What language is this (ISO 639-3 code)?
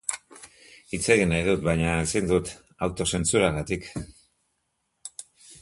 eus